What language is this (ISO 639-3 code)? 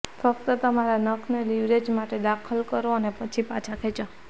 guj